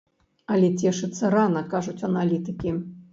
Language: Belarusian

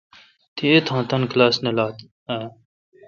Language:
Kalkoti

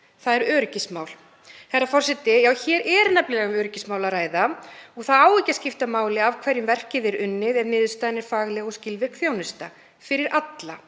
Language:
Icelandic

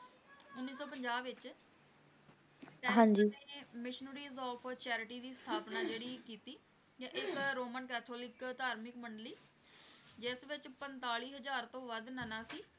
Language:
Punjabi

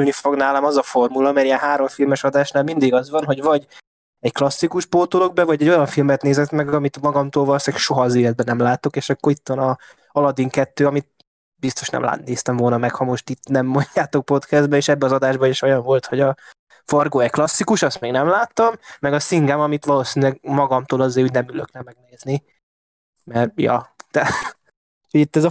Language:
Hungarian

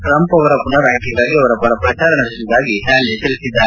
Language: Kannada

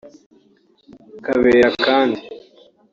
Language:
Kinyarwanda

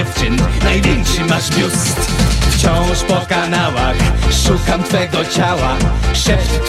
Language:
Polish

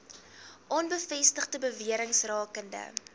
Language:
Afrikaans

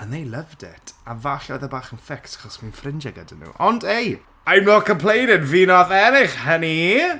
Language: Welsh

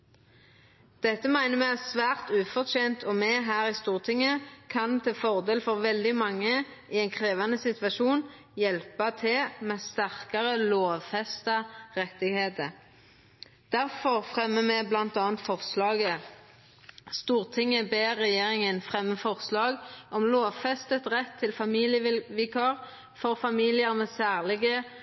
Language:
Norwegian Nynorsk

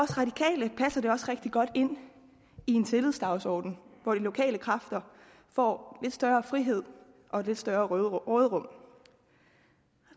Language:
Danish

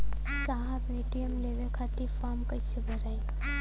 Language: Bhojpuri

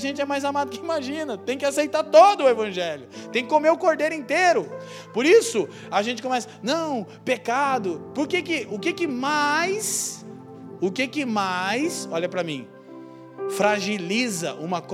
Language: Portuguese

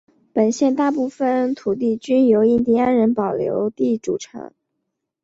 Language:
Chinese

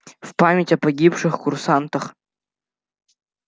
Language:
Russian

